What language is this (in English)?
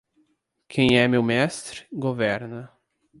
Portuguese